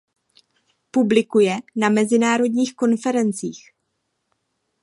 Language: Czech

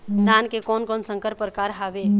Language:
Chhattisgarhi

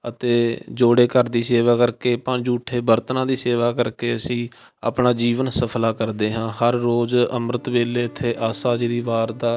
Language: Punjabi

